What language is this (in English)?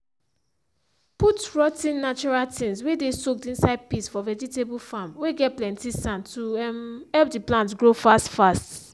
Nigerian Pidgin